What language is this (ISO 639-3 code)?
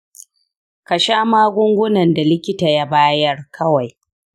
hau